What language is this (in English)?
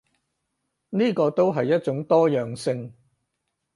Cantonese